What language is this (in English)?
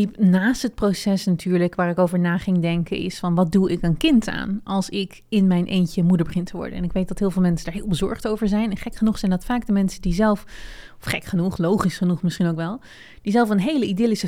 Dutch